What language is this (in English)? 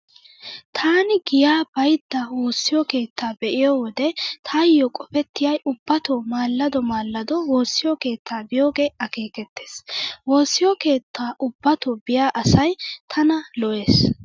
Wolaytta